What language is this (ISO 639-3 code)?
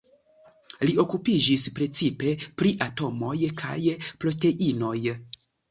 epo